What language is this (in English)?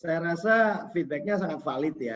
Indonesian